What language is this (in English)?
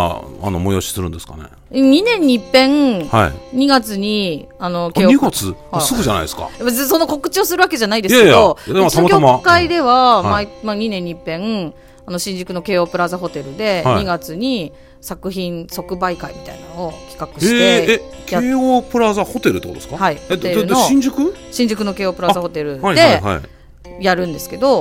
Japanese